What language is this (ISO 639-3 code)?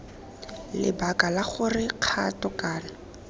tsn